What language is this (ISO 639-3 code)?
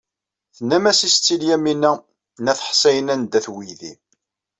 kab